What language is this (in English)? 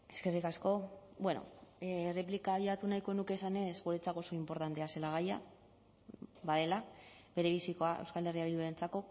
Basque